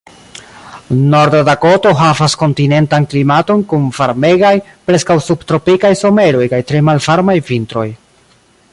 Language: Esperanto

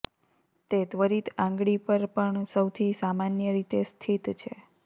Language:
Gujarati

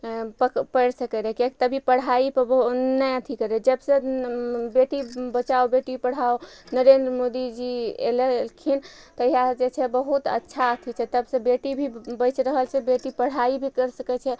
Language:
Maithili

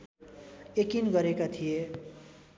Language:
Nepali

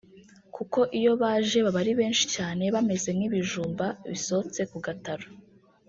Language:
Kinyarwanda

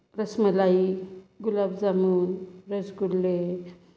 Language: Marathi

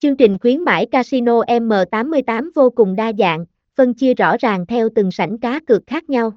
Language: Vietnamese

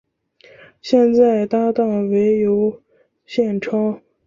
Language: Chinese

